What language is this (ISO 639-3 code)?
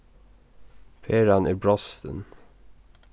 fao